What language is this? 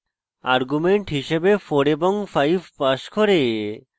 Bangla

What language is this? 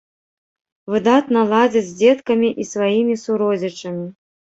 Belarusian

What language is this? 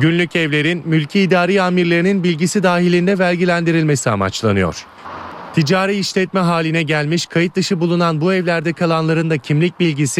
Turkish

